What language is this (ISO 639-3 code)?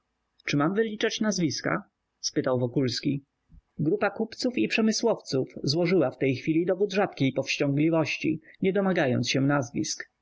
pol